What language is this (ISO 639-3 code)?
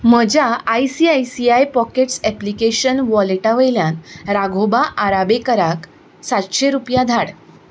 kok